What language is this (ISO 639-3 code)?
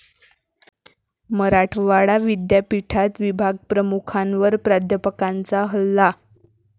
mar